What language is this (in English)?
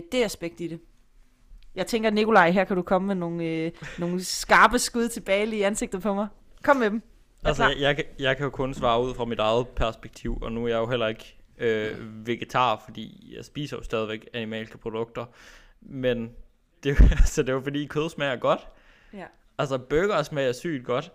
Danish